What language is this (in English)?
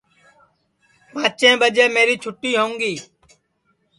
Sansi